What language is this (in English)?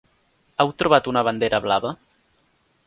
Catalan